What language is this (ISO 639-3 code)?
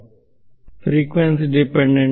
kan